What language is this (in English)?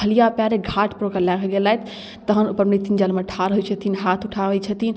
Maithili